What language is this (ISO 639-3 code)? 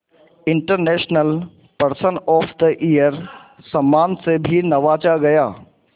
hin